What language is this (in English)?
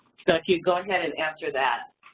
English